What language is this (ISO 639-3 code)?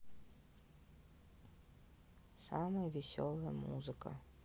rus